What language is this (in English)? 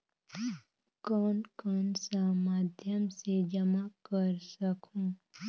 Chhattisgarhi